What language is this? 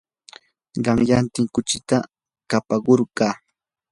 Yanahuanca Pasco Quechua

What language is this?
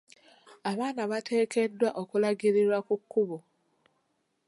Ganda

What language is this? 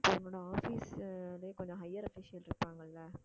Tamil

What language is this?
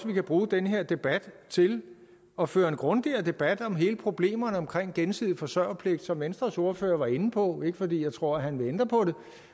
Danish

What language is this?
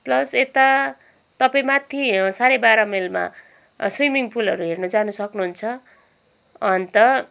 Nepali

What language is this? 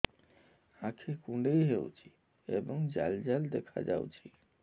Odia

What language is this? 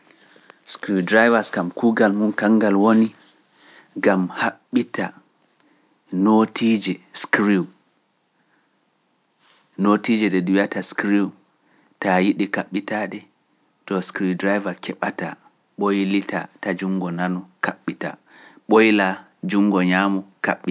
Pular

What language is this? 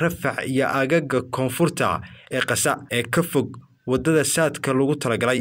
Arabic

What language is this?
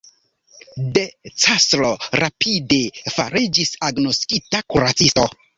Esperanto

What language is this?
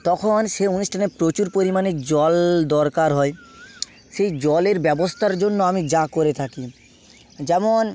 Bangla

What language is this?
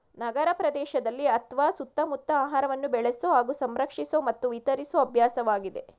Kannada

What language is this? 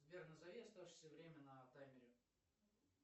Russian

